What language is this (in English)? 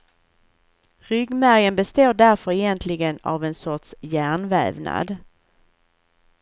Swedish